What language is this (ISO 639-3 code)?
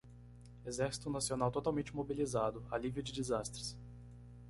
por